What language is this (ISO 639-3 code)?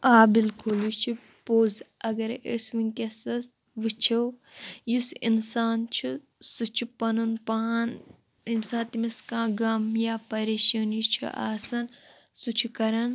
kas